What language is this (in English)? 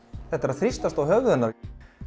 Icelandic